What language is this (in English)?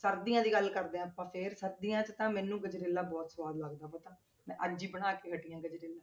Punjabi